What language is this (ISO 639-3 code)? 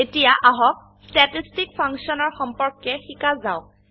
asm